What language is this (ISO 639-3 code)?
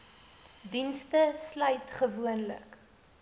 afr